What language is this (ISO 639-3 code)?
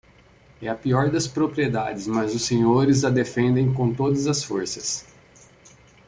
por